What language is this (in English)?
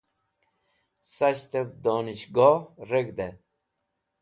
Wakhi